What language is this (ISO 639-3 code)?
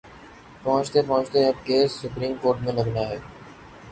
urd